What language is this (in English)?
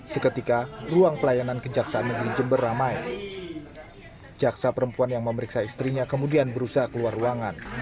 Indonesian